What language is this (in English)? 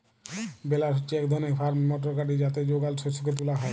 Bangla